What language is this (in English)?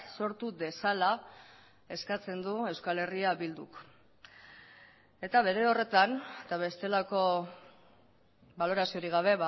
Basque